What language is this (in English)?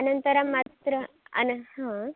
Sanskrit